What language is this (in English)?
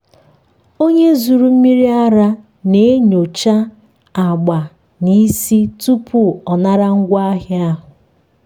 Igbo